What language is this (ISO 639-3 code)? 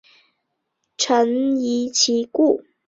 zho